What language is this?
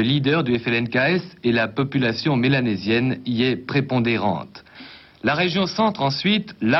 French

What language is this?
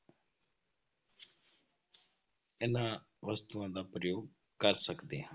Punjabi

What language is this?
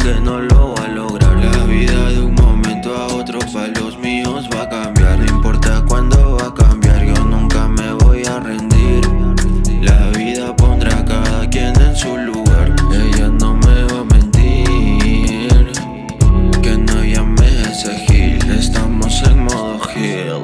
Spanish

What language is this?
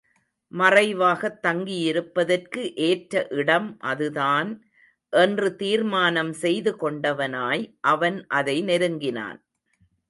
Tamil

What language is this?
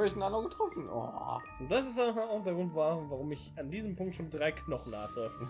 German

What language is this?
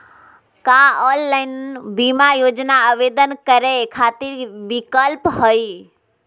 Magahi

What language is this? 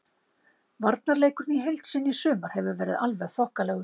Icelandic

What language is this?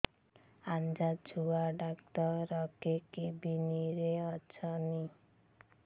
Odia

